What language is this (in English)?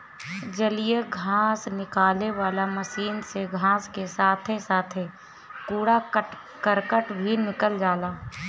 Bhojpuri